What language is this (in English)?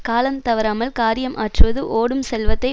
Tamil